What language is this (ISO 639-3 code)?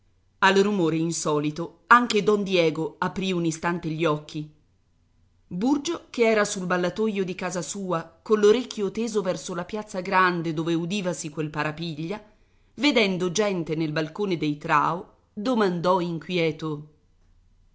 ita